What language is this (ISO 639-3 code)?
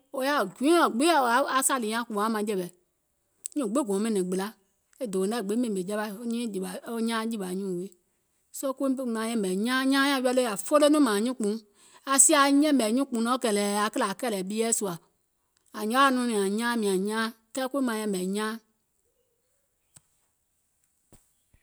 gol